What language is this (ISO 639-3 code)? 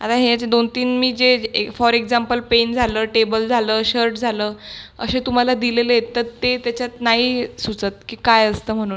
mar